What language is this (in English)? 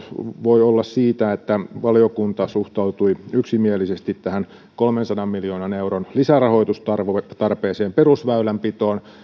Finnish